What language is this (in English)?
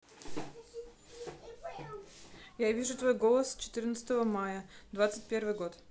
Russian